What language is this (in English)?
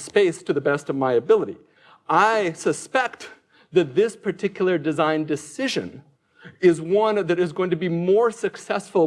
English